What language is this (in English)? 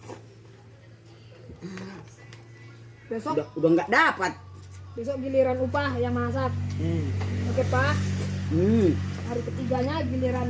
Indonesian